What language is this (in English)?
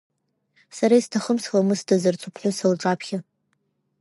Abkhazian